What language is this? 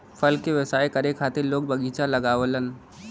Bhojpuri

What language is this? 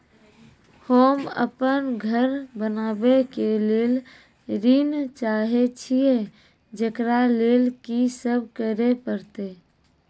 Maithili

